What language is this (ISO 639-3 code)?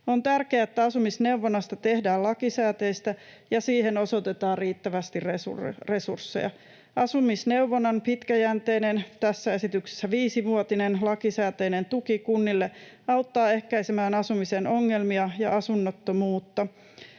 fin